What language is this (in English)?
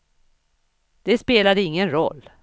Swedish